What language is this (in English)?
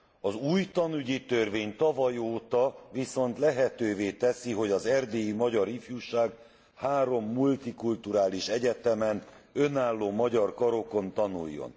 Hungarian